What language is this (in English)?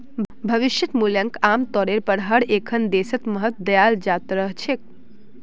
Magahi